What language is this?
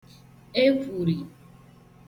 Igbo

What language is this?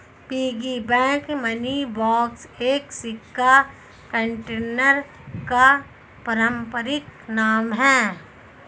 Hindi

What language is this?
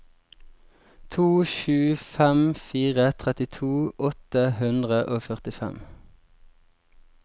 Norwegian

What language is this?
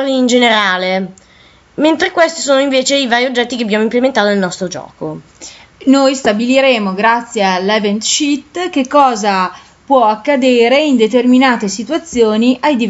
Italian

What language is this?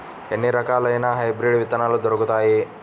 Telugu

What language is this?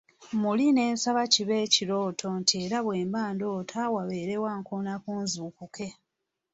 Ganda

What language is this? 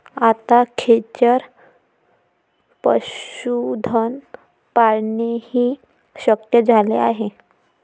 Marathi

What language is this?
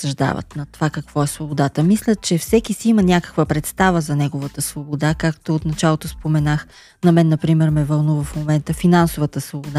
Bulgarian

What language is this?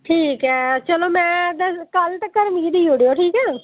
Dogri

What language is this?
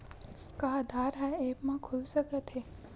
Chhattisgarhi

